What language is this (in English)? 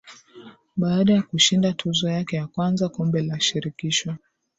Swahili